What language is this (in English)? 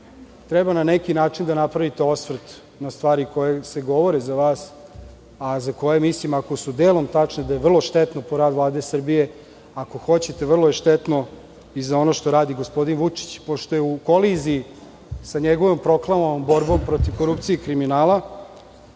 Serbian